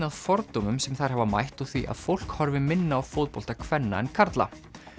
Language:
Icelandic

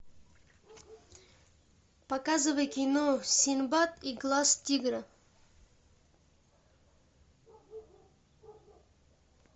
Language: Russian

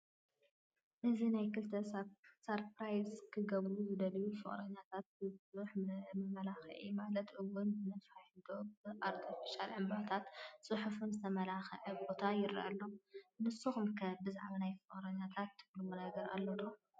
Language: Tigrinya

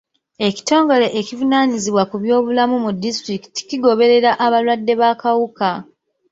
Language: Ganda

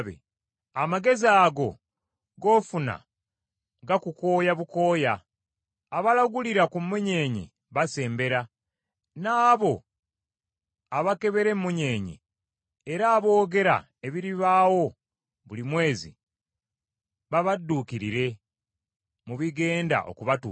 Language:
Ganda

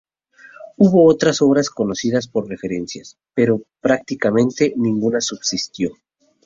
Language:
Spanish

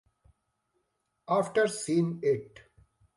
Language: English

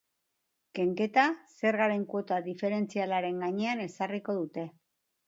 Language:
Basque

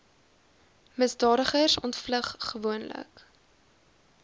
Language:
Afrikaans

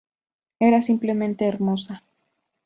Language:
Spanish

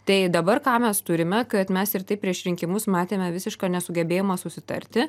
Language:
Lithuanian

